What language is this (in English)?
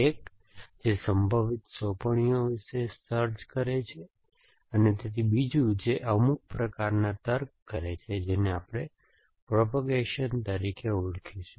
Gujarati